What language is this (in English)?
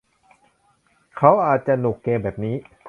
Thai